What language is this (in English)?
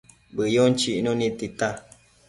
Matsés